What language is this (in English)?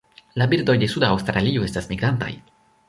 Esperanto